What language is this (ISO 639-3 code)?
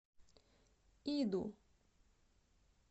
rus